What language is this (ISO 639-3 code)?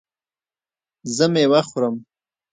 pus